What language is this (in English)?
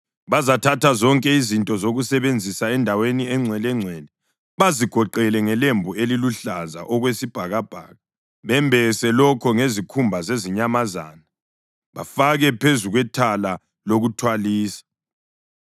North Ndebele